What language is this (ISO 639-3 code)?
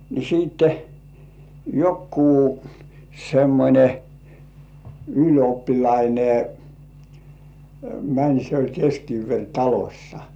fin